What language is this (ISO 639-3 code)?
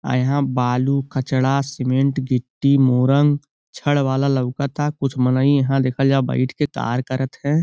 bho